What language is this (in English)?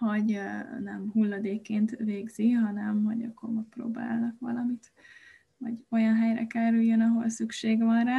Hungarian